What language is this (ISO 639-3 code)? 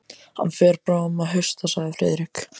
isl